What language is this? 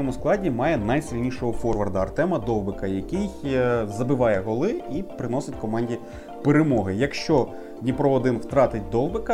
Ukrainian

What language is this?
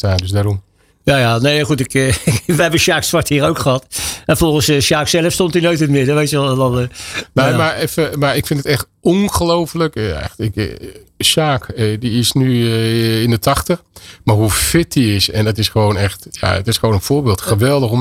Dutch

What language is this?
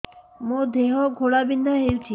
Odia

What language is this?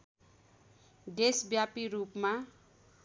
Nepali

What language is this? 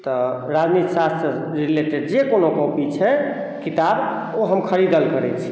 Maithili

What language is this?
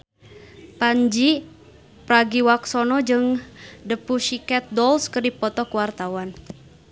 Sundanese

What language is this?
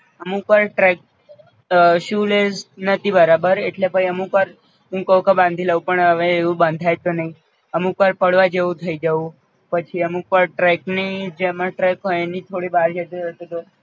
Gujarati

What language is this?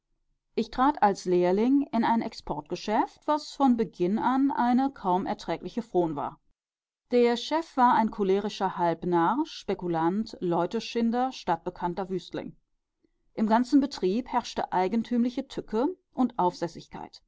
German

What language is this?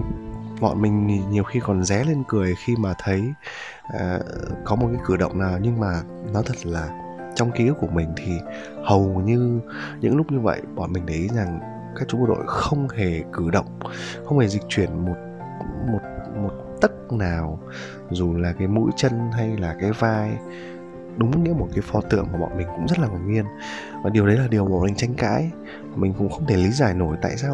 Vietnamese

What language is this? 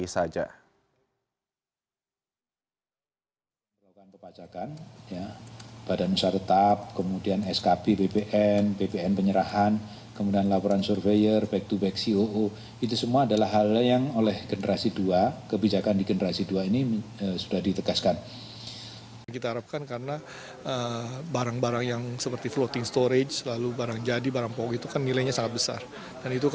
Indonesian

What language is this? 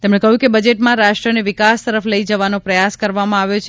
Gujarati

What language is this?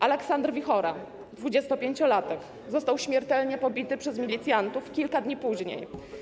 Polish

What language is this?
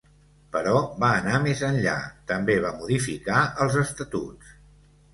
Catalan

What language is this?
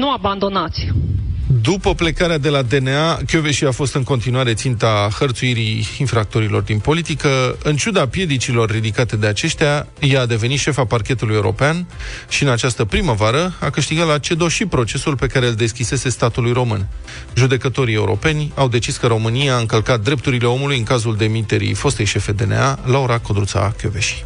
Romanian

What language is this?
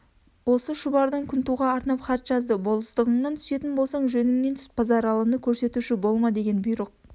Kazakh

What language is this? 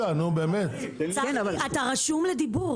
Hebrew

